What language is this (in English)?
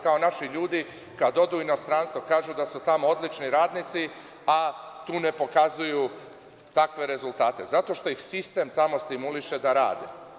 Serbian